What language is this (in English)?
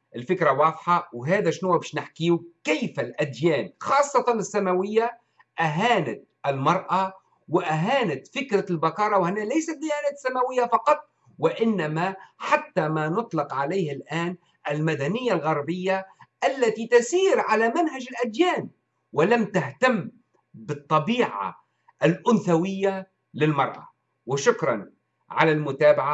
Arabic